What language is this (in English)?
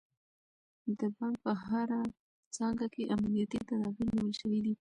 Pashto